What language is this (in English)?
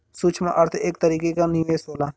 Bhojpuri